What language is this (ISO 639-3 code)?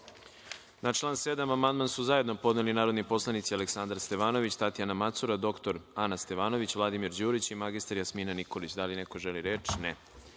srp